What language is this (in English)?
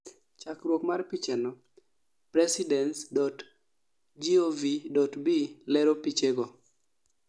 Luo (Kenya and Tanzania)